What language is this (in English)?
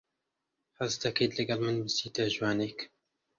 Central Kurdish